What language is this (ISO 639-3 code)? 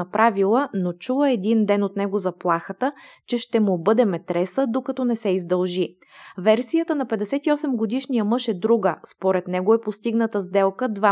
bul